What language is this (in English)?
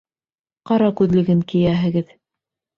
Bashkir